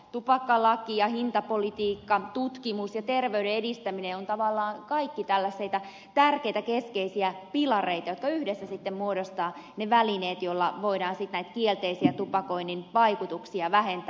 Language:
Finnish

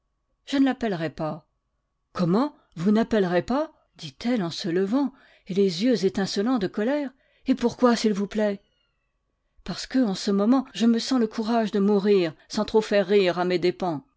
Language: French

